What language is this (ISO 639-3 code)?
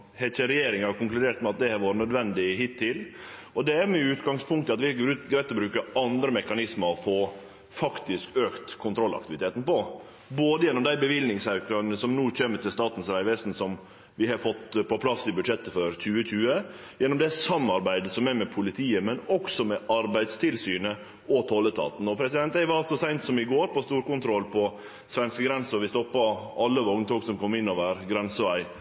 nno